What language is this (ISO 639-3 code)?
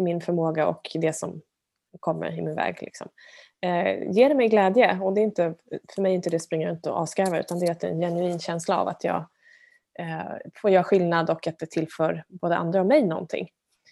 swe